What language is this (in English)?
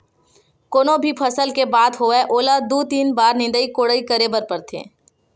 Chhattisgarhi